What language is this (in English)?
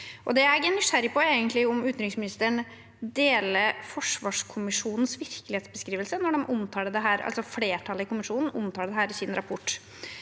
Norwegian